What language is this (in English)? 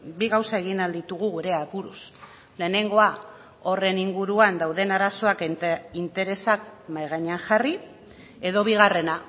Basque